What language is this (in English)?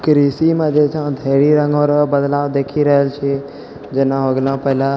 Maithili